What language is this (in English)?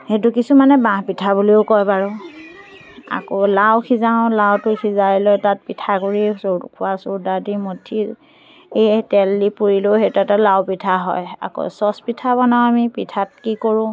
Assamese